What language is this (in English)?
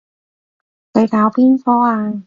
Cantonese